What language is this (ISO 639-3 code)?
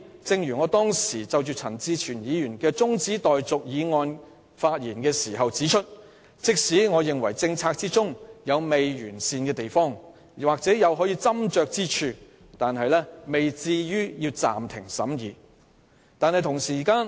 yue